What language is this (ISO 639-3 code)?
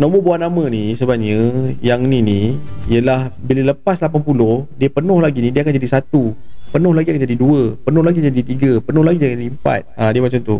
msa